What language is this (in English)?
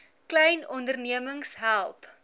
Afrikaans